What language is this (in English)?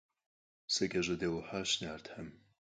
Kabardian